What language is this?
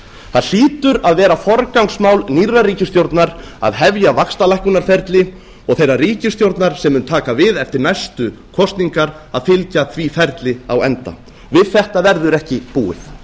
Icelandic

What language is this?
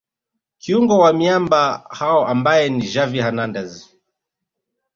Swahili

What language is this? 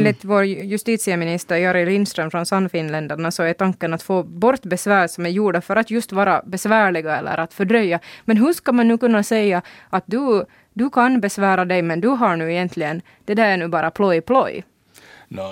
Swedish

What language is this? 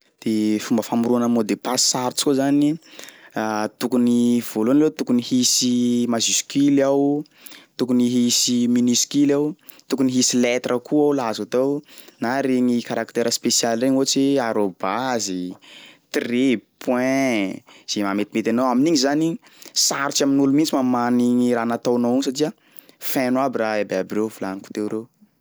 Sakalava Malagasy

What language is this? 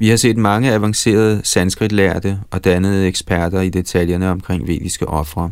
Danish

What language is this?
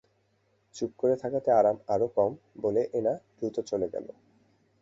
Bangla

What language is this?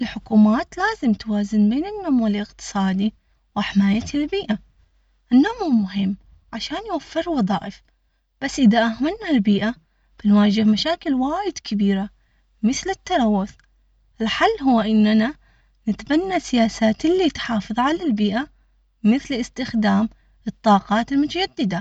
Omani Arabic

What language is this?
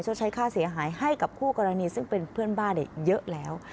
Thai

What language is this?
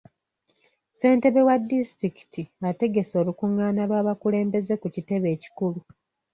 Ganda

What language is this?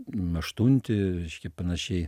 Lithuanian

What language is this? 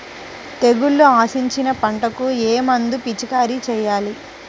Telugu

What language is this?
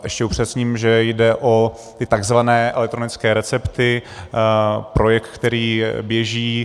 Czech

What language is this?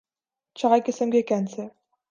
Urdu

